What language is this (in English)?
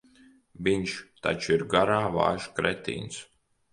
Latvian